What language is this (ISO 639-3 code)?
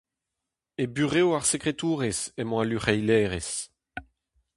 bre